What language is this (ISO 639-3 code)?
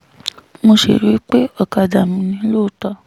yor